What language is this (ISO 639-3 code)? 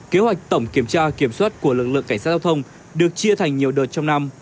vie